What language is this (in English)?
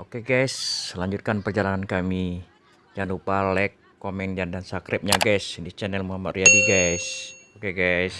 Indonesian